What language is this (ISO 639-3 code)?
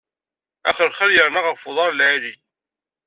kab